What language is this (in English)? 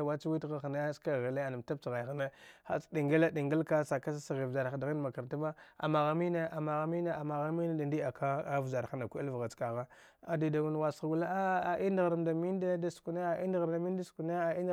Dghwede